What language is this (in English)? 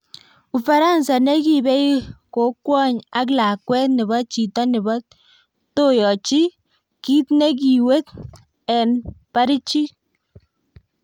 Kalenjin